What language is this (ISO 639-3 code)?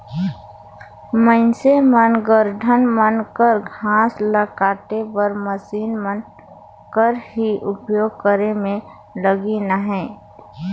hne